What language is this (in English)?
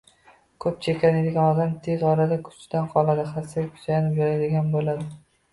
Uzbek